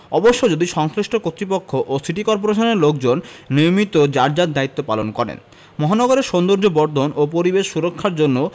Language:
Bangla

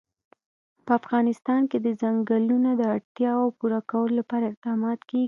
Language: Pashto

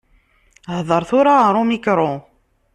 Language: Kabyle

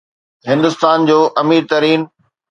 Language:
Sindhi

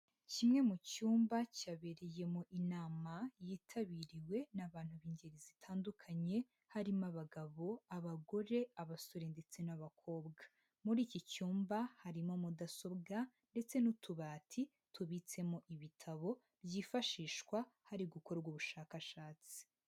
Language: Kinyarwanda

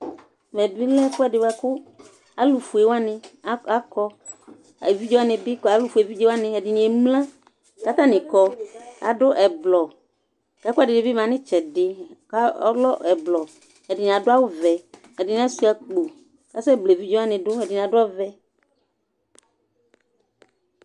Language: Ikposo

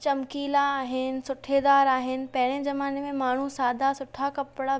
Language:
Sindhi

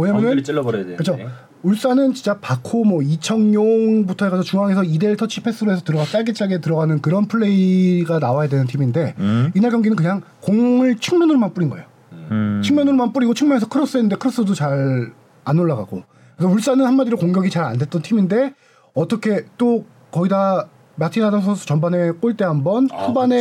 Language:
Korean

